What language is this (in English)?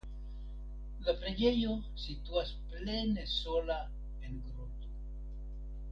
Esperanto